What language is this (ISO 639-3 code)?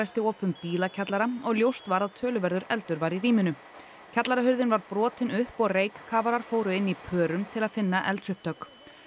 isl